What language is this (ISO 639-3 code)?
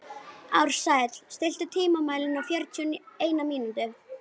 isl